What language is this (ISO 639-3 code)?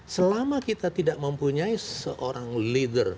ind